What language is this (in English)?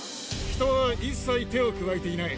Japanese